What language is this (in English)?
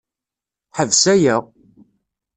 Kabyle